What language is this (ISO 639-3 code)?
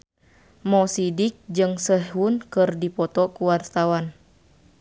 sun